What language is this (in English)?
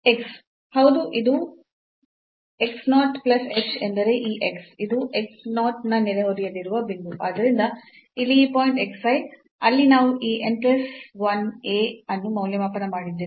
Kannada